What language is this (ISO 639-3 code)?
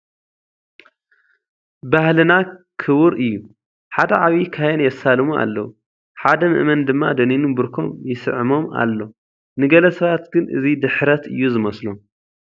tir